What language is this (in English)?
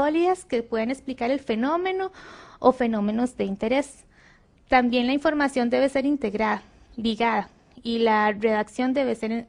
Spanish